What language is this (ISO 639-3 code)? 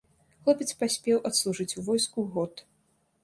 bel